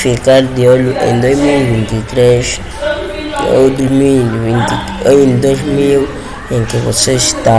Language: Portuguese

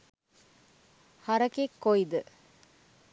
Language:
Sinhala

